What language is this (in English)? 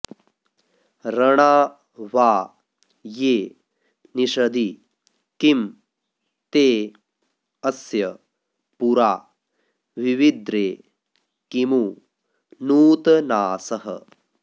Sanskrit